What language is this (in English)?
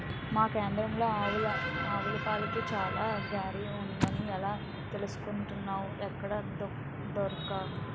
Telugu